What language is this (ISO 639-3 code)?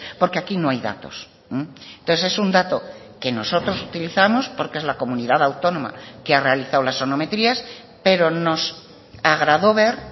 spa